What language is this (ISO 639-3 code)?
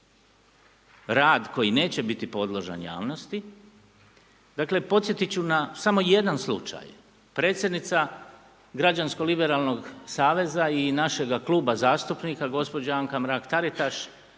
hrv